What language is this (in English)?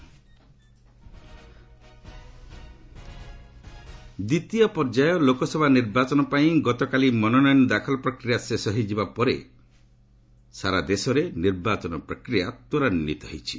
Odia